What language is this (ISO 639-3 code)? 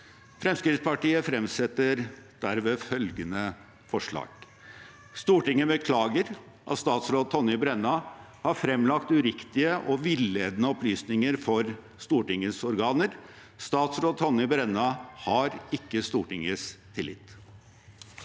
nor